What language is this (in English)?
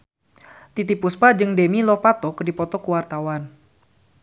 Sundanese